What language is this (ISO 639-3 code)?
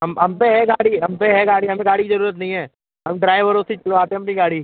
hin